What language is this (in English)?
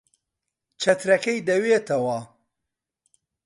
Central Kurdish